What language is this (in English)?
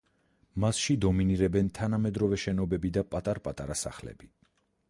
Georgian